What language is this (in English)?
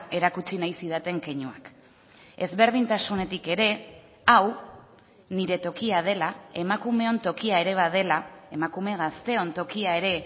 Basque